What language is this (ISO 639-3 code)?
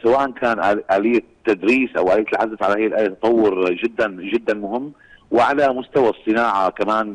ara